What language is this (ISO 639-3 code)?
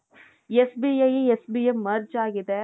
kan